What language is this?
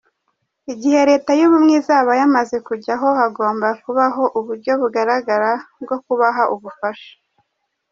Kinyarwanda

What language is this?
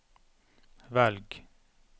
Norwegian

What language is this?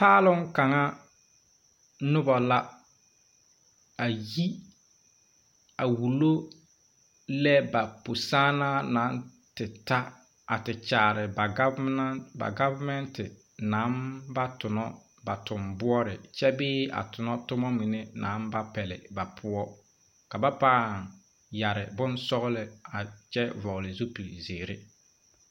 Southern Dagaare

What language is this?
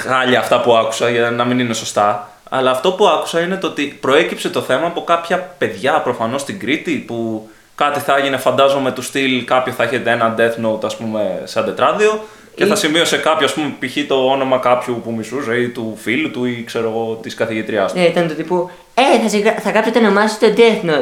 Greek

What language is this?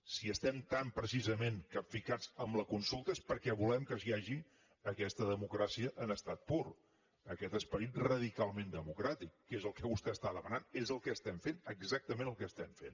Catalan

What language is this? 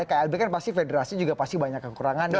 Indonesian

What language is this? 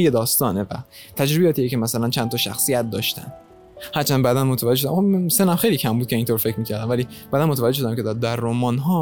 Persian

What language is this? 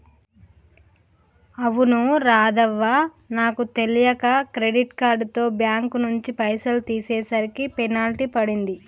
Telugu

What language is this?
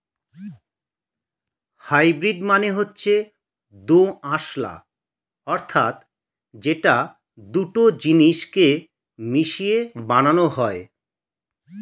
Bangla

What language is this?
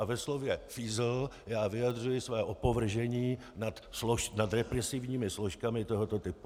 Czech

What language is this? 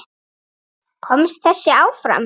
Icelandic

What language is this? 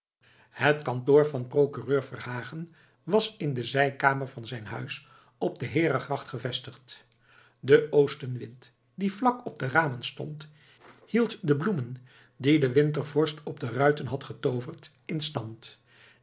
Dutch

